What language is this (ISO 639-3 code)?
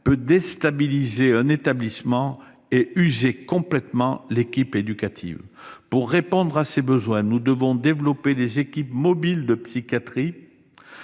fra